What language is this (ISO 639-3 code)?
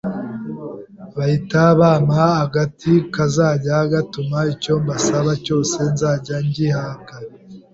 kin